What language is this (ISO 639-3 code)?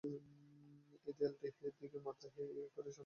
ben